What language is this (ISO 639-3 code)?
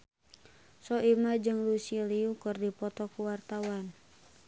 sun